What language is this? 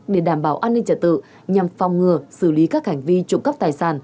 Vietnamese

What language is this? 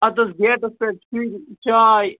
Kashmiri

